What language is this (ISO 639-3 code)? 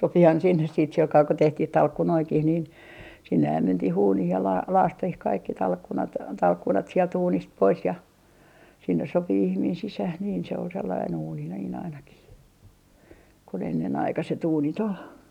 fin